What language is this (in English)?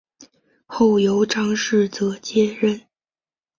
Chinese